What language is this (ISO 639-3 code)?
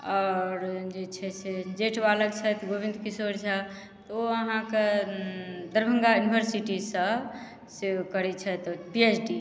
mai